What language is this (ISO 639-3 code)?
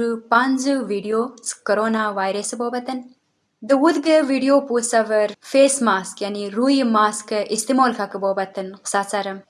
eng